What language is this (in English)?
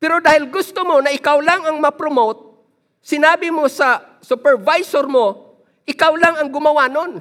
Filipino